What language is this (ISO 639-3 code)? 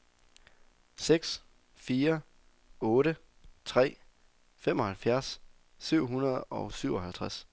dan